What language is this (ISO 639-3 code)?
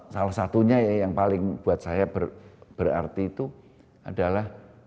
ind